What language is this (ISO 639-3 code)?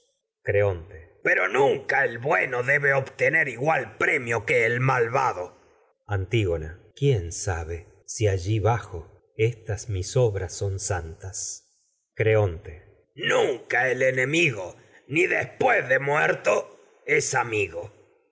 spa